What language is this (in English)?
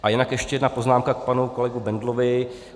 Czech